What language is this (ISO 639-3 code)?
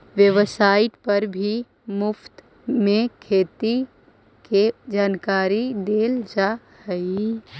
mag